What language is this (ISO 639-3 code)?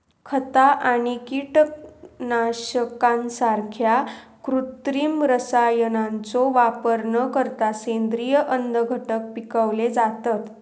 mar